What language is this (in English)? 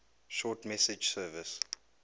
English